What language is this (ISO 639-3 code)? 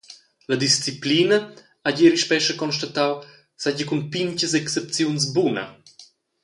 roh